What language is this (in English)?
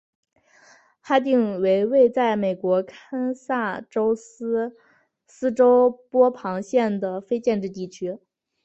Chinese